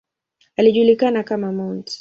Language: Swahili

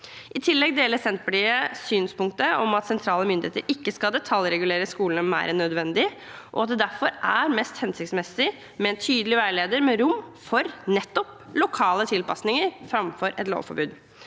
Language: Norwegian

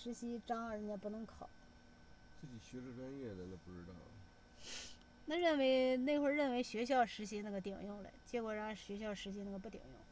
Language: Chinese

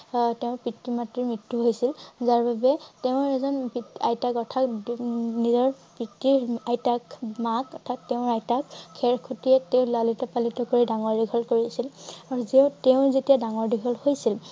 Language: Assamese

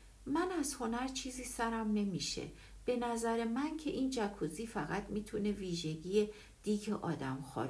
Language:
Persian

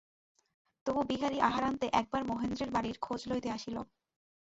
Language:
Bangla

